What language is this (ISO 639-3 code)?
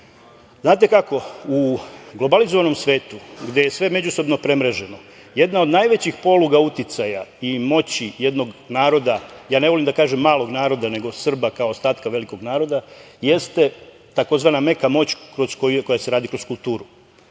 srp